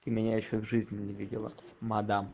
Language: Russian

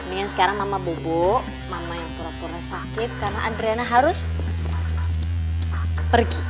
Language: Indonesian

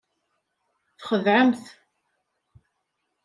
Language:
Kabyle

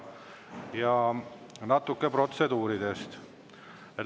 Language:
Estonian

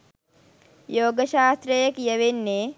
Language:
Sinhala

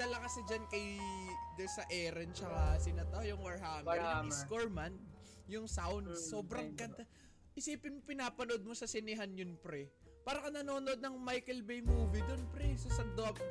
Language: Filipino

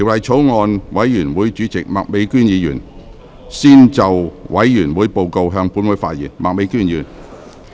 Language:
Cantonese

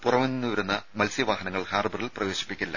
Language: Malayalam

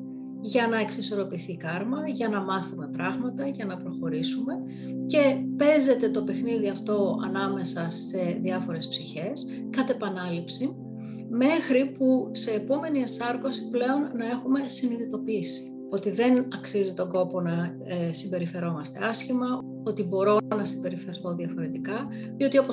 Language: Greek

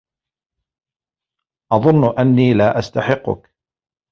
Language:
Arabic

